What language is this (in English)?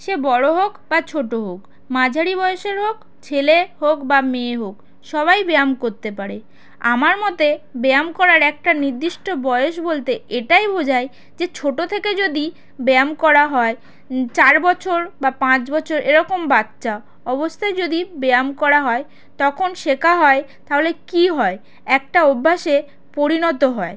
Bangla